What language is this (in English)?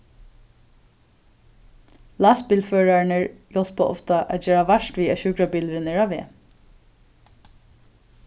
Faroese